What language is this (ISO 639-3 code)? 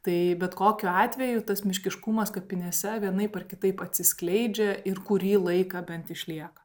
lit